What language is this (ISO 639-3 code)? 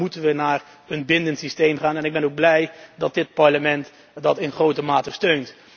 nld